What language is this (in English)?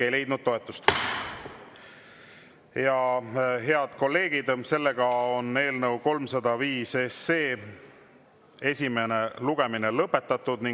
Estonian